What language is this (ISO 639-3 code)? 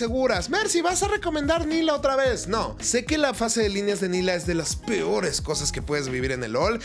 spa